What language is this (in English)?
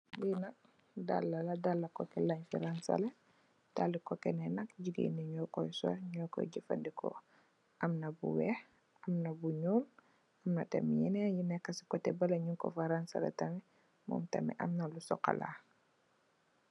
Wolof